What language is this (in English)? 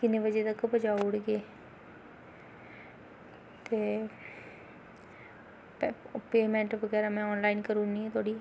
Dogri